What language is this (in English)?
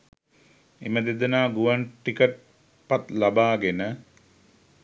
Sinhala